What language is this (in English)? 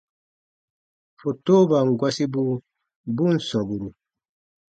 Baatonum